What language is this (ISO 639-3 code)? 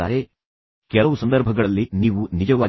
kan